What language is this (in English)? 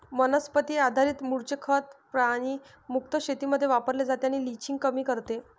Marathi